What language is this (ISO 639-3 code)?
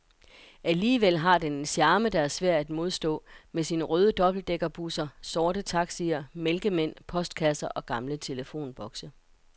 dan